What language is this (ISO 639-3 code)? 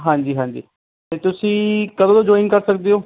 pan